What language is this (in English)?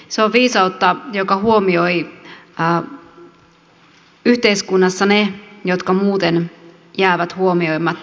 Finnish